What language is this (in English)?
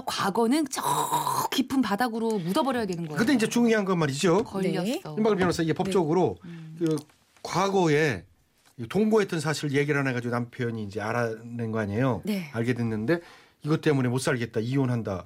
Korean